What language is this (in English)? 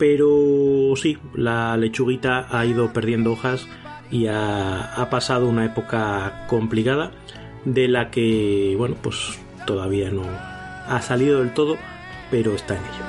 Spanish